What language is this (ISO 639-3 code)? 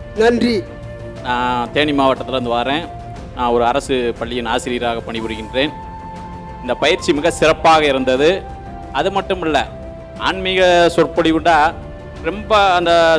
tam